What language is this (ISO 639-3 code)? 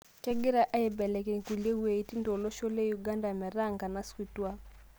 mas